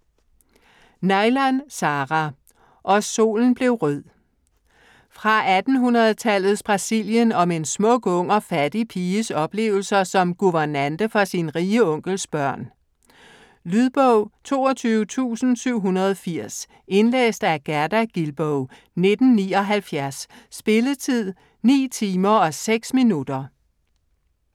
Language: Danish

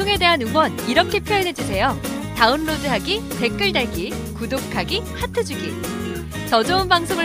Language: Korean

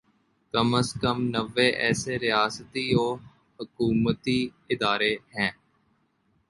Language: Urdu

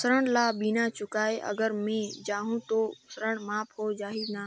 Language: Chhattisgarhi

